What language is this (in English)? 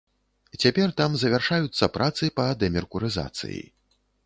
Belarusian